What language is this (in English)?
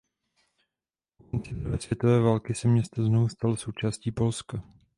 Czech